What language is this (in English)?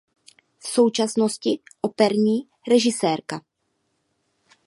Czech